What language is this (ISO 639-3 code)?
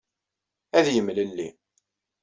kab